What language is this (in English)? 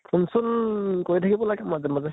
Assamese